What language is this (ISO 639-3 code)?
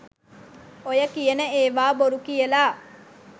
sin